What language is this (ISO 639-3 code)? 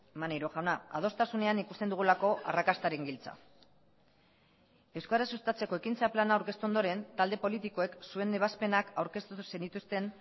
eus